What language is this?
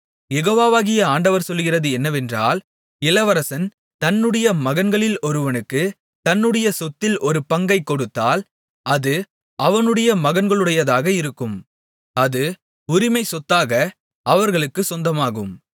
Tamil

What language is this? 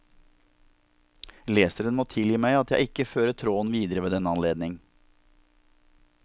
Norwegian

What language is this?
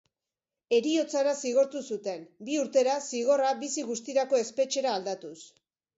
Basque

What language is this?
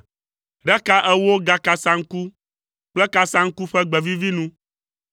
Ewe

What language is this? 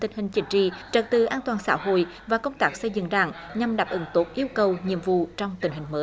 Vietnamese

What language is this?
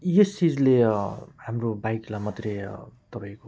Nepali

